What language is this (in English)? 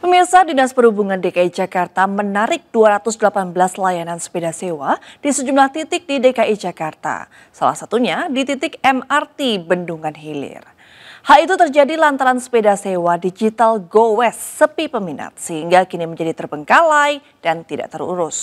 Indonesian